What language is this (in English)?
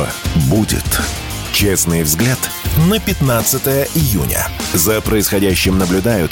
Russian